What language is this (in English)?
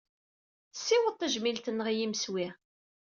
Kabyle